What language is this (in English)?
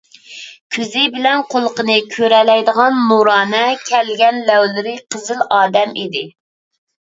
Uyghur